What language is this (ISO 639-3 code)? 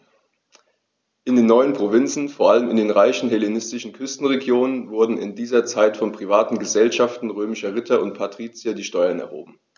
deu